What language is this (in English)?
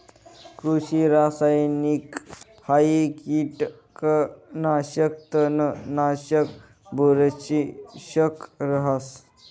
Marathi